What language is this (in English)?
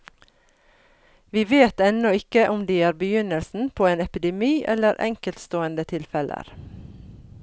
Norwegian